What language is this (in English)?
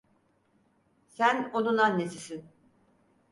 Turkish